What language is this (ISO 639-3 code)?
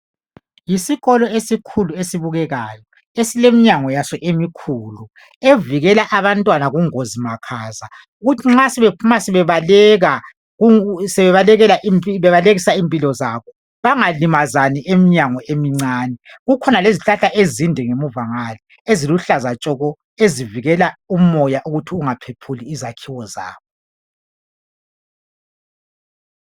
nde